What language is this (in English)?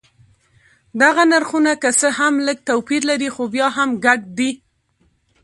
Pashto